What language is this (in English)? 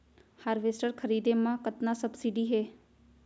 Chhattisgarhi